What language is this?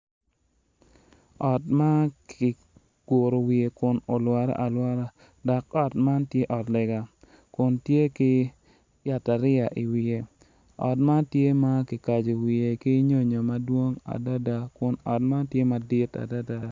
Acoli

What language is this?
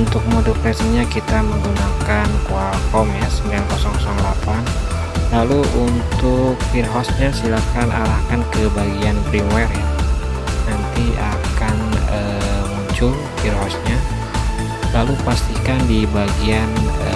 Indonesian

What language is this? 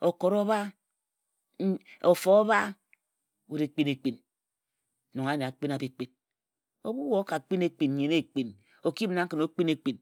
Ejagham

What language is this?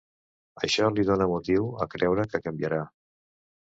Catalan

